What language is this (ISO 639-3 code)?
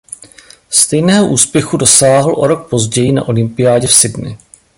ces